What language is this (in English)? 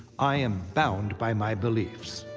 English